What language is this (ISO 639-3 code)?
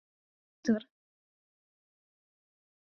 fry